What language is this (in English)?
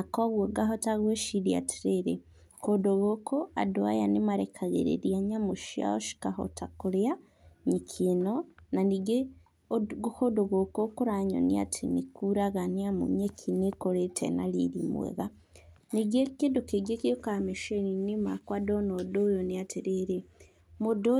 Kikuyu